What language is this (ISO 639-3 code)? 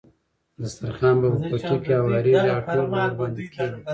pus